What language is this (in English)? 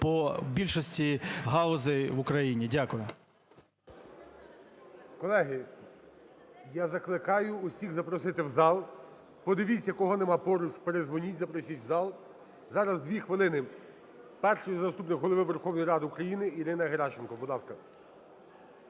Ukrainian